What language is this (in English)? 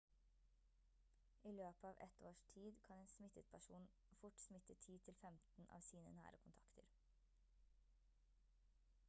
Norwegian Bokmål